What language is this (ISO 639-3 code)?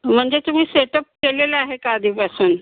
mar